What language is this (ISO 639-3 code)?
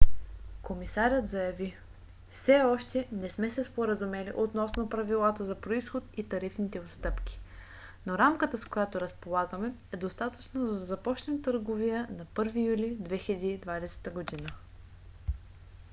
bul